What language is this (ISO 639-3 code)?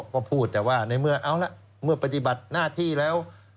tha